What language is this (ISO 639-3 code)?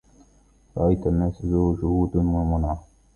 ara